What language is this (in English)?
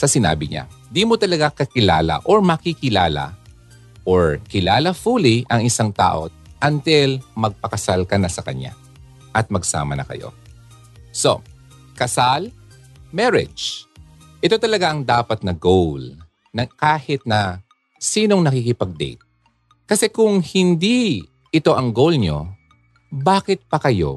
Filipino